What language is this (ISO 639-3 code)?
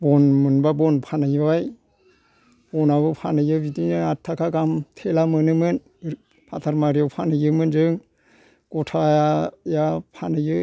brx